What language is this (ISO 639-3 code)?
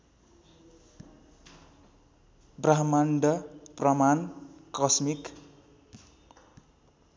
nep